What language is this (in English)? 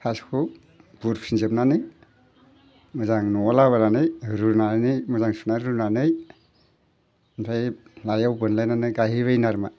Bodo